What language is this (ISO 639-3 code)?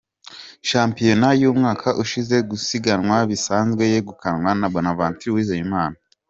kin